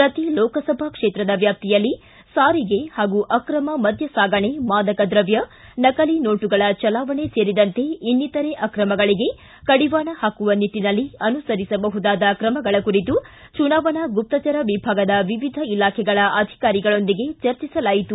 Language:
Kannada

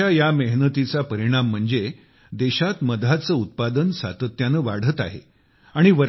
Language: Marathi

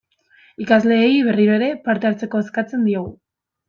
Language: Basque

